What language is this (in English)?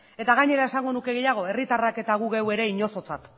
Basque